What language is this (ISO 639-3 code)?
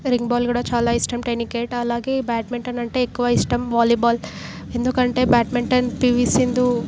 tel